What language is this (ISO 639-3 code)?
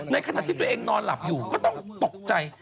tha